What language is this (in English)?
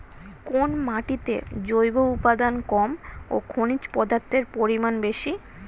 Bangla